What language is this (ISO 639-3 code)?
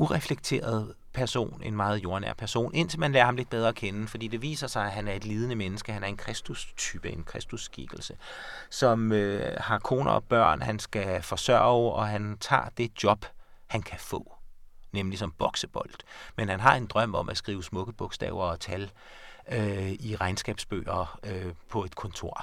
dan